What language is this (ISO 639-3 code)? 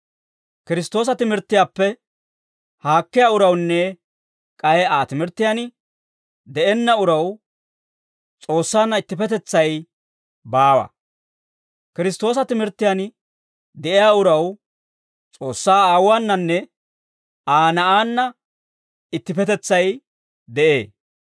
dwr